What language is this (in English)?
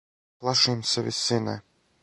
Serbian